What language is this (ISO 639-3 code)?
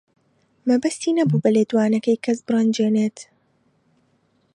ckb